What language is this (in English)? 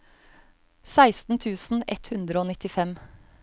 Norwegian